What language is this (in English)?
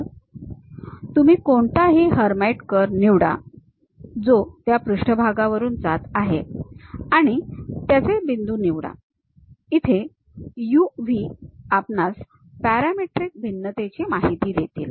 Marathi